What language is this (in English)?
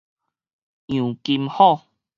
Min Nan Chinese